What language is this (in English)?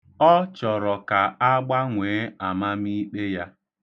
Igbo